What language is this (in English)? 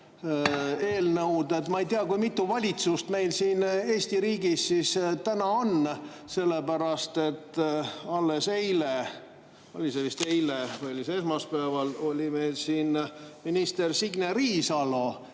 Estonian